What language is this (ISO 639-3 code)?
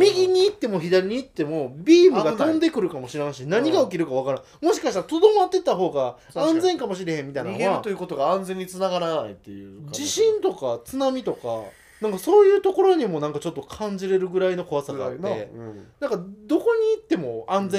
jpn